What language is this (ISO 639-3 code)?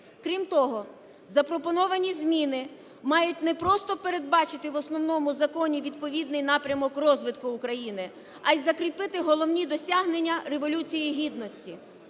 ukr